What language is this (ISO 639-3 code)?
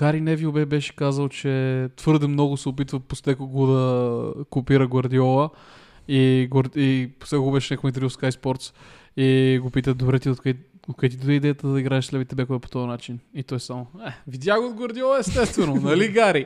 bul